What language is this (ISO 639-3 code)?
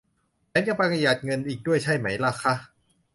tha